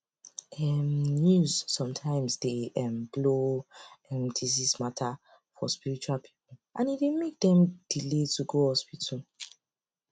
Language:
Nigerian Pidgin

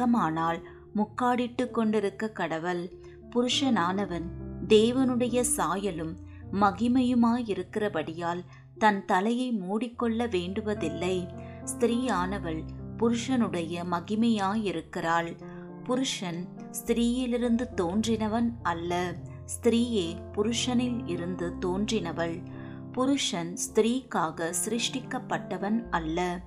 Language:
Tamil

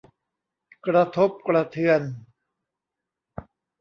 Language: Thai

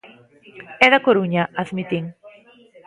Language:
Galician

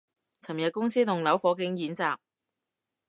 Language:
Cantonese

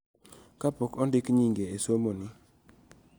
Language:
Luo (Kenya and Tanzania)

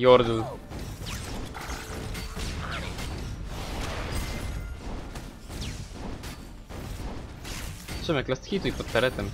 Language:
Polish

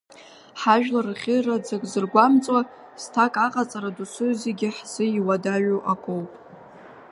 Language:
Abkhazian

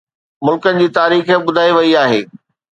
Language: Sindhi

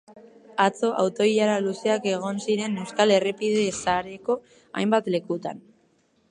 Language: Basque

